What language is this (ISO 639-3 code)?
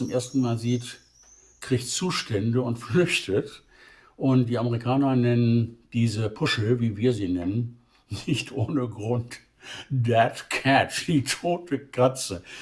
deu